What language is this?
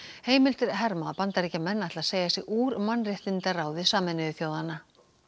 Icelandic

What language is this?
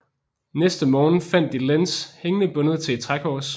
Danish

